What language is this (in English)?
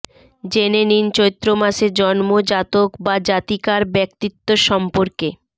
Bangla